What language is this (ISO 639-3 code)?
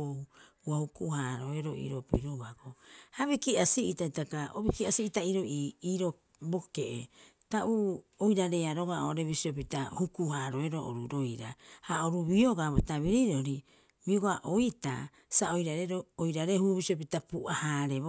kyx